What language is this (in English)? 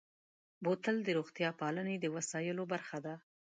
Pashto